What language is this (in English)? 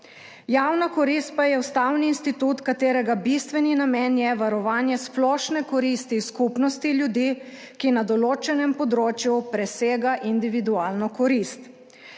Slovenian